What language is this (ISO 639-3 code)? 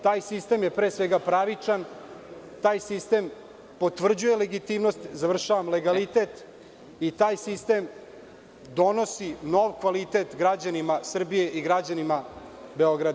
srp